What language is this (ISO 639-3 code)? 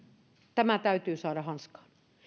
fin